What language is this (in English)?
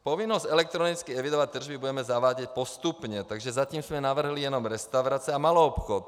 Czech